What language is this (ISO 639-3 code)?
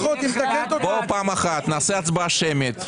heb